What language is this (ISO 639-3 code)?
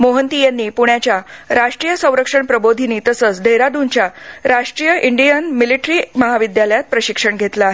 mar